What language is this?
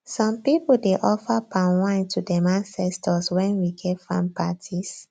Nigerian Pidgin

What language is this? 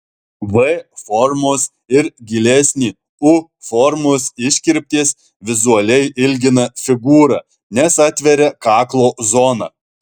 Lithuanian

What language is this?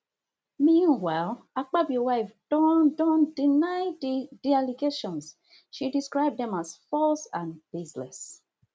Nigerian Pidgin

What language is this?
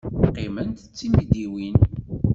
Kabyle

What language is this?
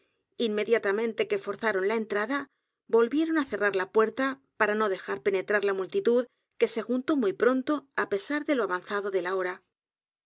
Spanish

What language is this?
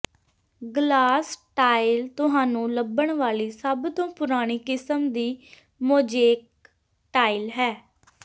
Punjabi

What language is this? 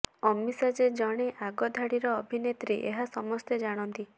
Odia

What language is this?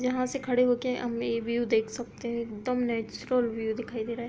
Hindi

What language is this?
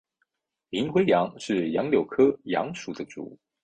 Chinese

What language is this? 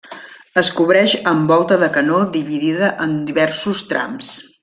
Catalan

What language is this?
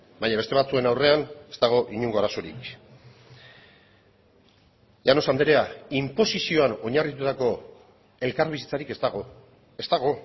Basque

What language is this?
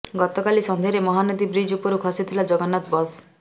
Odia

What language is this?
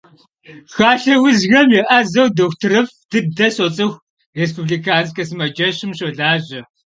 Kabardian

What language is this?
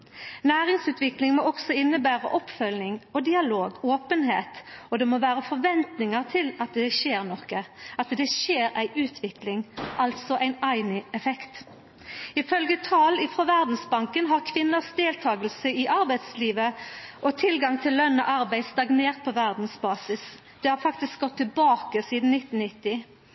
Norwegian Nynorsk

